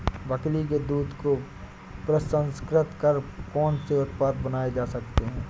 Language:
Hindi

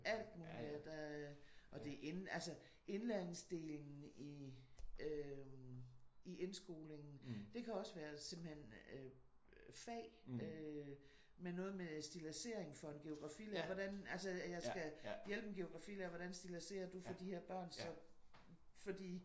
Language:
Danish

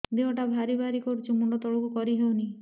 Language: Odia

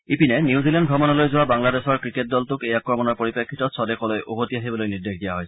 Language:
Assamese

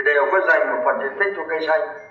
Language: Vietnamese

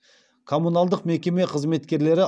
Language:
Kazakh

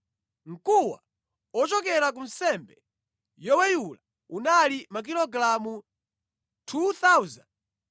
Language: Nyanja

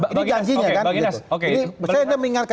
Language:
Indonesian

